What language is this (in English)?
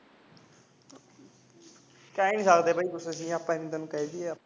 Punjabi